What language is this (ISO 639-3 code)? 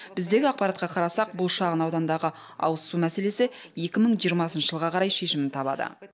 kaz